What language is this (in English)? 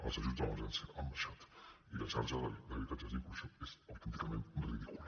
Catalan